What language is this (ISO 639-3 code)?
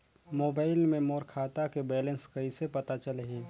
hne